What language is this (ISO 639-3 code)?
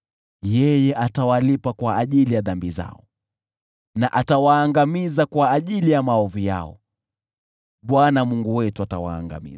swa